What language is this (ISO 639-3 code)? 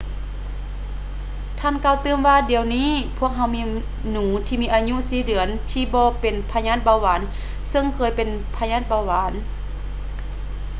lao